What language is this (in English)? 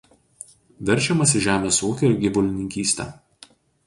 Lithuanian